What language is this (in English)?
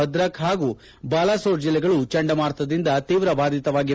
Kannada